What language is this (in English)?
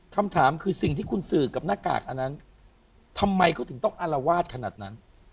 Thai